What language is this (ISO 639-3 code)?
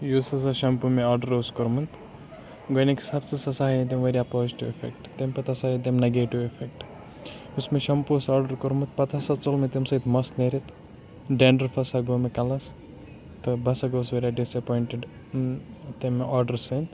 kas